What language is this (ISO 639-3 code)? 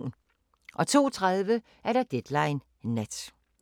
dan